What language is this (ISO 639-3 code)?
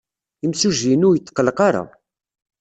kab